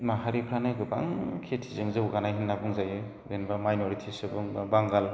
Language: Bodo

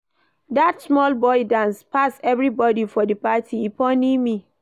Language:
Nigerian Pidgin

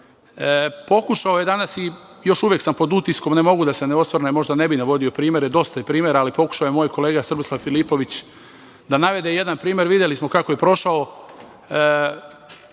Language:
Serbian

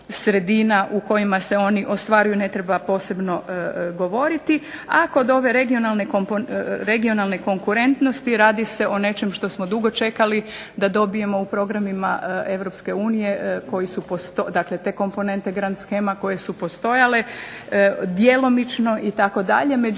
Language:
Croatian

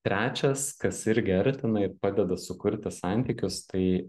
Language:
Lithuanian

